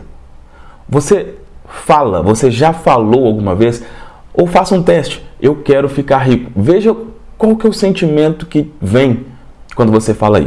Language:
Portuguese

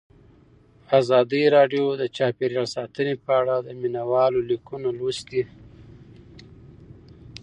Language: Pashto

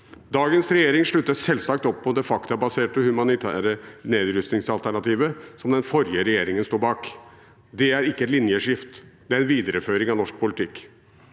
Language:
Norwegian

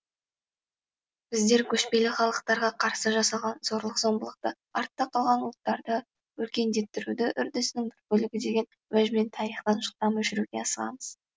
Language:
Kazakh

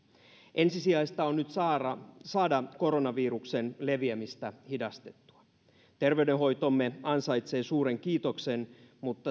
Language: Finnish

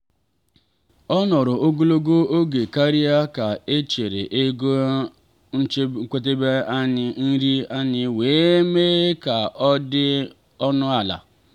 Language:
Igbo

